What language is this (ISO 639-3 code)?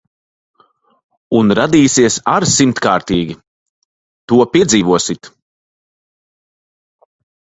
lav